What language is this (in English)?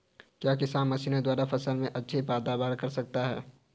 Hindi